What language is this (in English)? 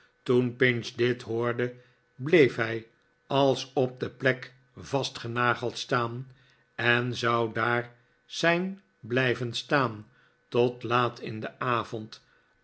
Dutch